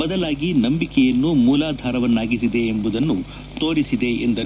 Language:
Kannada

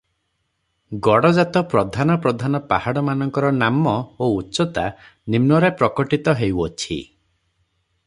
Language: Odia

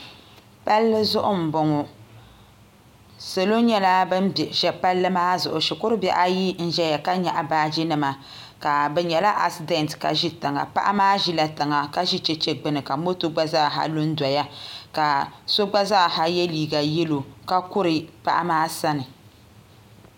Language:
Dagbani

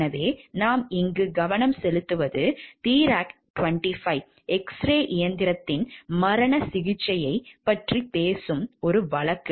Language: Tamil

